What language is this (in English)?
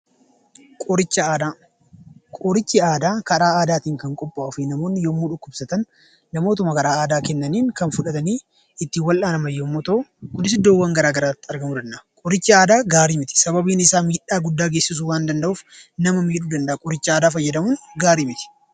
Oromo